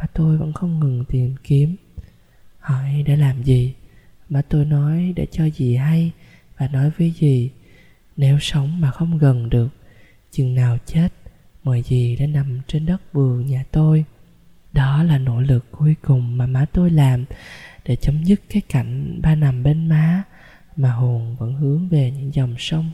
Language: Vietnamese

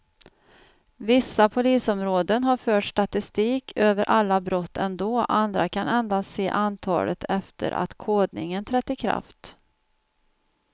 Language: Swedish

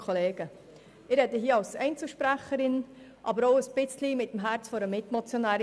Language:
Swiss German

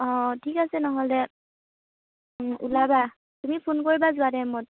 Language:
Assamese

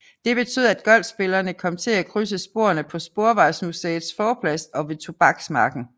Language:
Danish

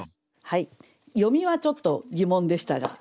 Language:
Japanese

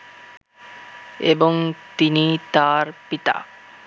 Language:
Bangla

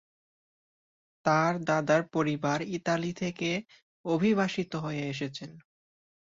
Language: Bangla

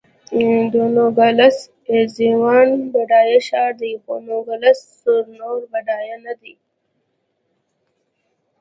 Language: Pashto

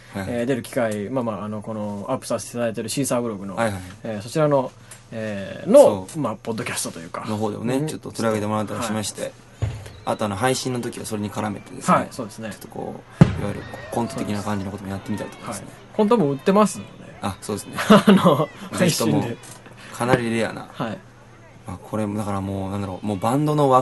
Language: Japanese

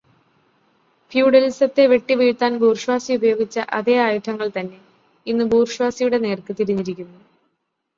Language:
Malayalam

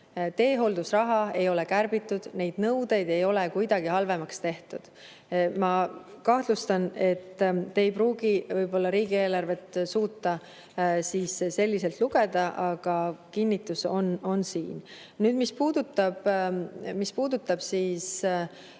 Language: Estonian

